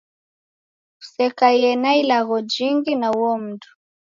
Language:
Taita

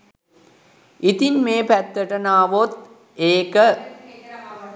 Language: Sinhala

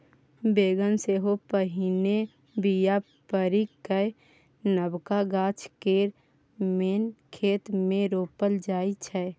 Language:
Maithili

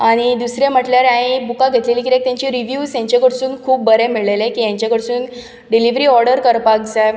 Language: Konkani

